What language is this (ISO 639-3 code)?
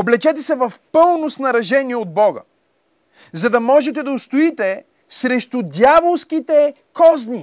bul